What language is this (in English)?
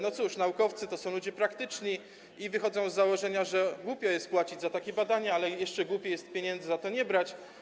Polish